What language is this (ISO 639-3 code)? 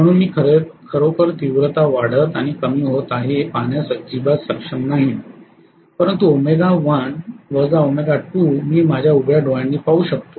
mar